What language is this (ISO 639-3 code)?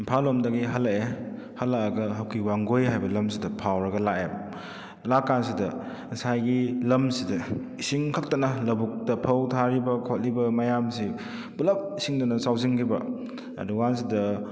mni